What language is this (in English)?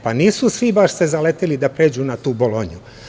Serbian